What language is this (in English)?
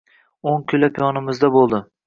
Uzbek